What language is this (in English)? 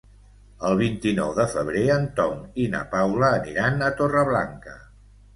Catalan